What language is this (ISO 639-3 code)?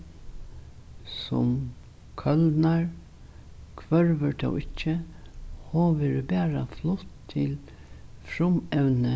fao